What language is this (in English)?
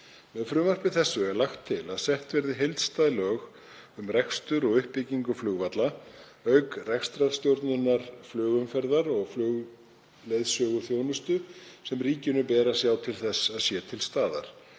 Icelandic